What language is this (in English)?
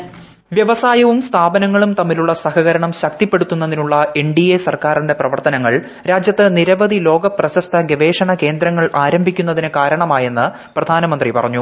Malayalam